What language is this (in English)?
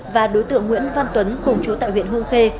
Vietnamese